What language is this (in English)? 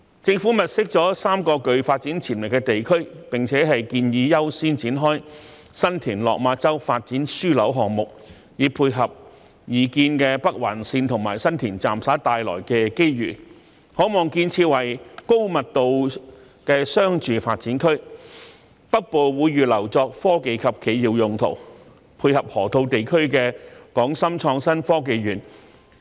Cantonese